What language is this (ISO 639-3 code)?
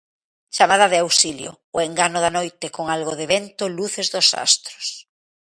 glg